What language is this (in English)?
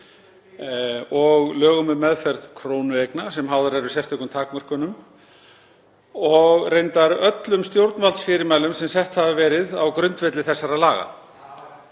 Icelandic